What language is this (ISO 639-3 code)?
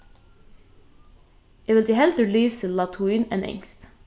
fao